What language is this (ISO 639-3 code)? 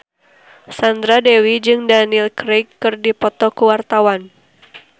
sun